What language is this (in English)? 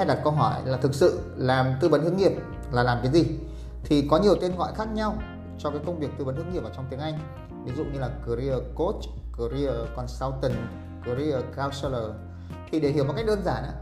Vietnamese